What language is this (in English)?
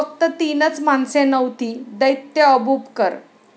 Marathi